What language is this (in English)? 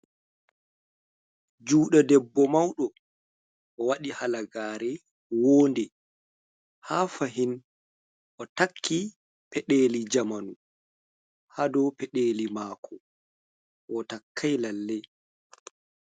Fula